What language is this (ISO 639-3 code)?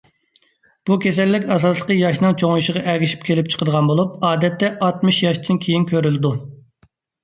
uig